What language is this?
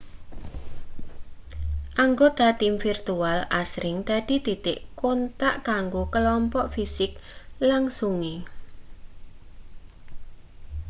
Javanese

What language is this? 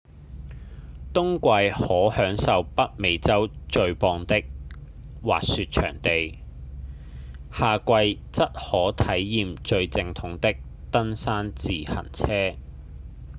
Cantonese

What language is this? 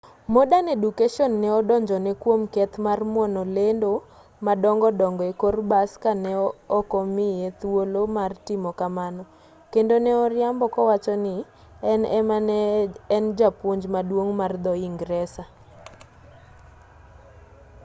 Luo (Kenya and Tanzania)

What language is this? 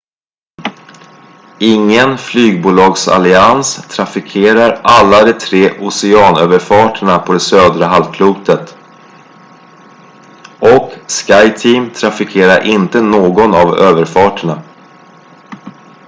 Swedish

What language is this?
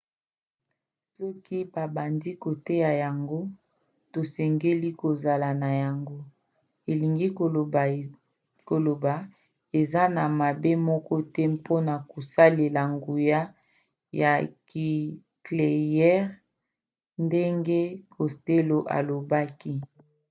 Lingala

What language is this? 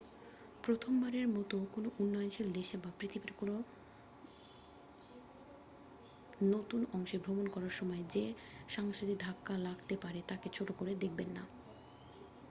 Bangla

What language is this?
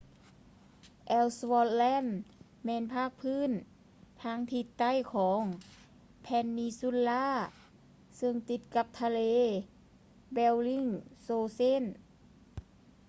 Lao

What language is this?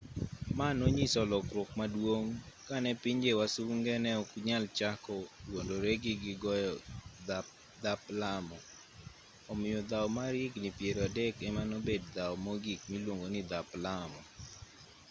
Luo (Kenya and Tanzania)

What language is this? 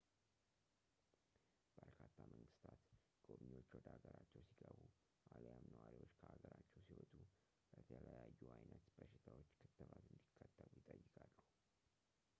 Amharic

